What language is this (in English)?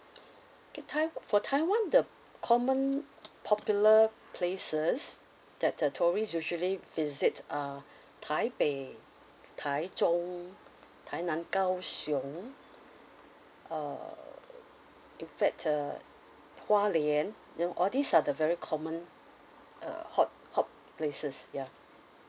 English